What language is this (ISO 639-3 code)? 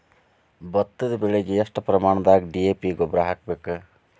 kan